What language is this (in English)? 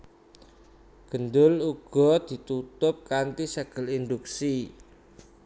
Javanese